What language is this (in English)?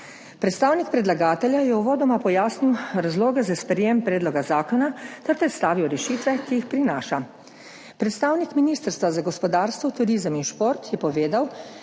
Slovenian